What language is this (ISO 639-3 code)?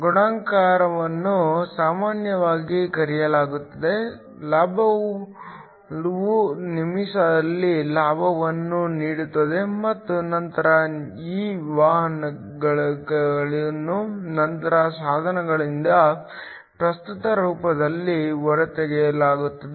kan